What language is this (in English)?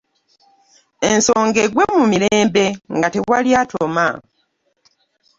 Ganda